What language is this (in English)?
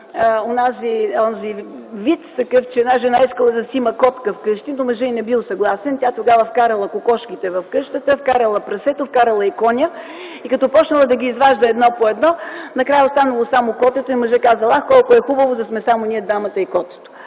Bulgarian